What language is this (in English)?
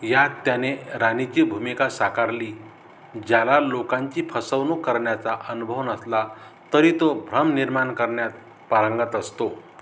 Marathi